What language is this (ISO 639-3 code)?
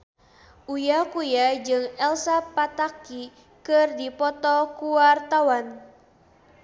sun